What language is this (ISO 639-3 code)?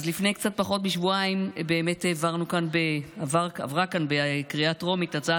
heb